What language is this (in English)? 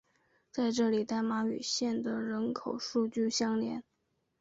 Chinese